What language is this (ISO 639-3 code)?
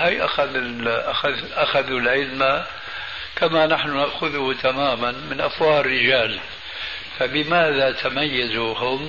ara